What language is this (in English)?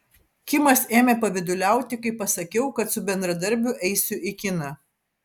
Lithuanian